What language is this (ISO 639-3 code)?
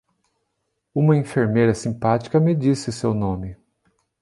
por